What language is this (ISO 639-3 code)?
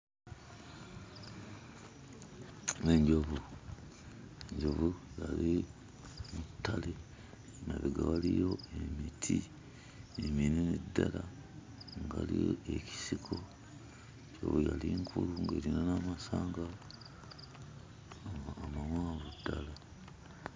lug